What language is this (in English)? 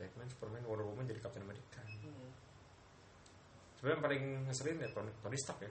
Indonesian